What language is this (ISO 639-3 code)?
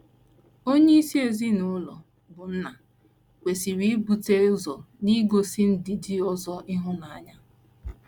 ibo